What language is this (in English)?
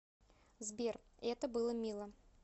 Russian